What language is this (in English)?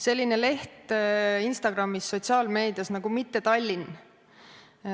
Estonian